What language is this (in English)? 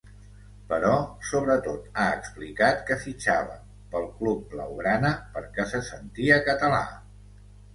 Catalan